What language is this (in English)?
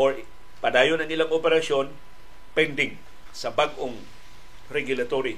Filipino